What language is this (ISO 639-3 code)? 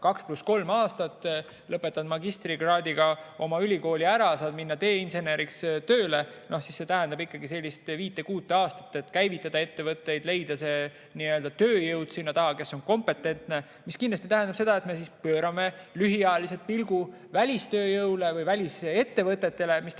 est